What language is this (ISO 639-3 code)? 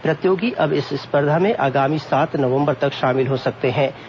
hin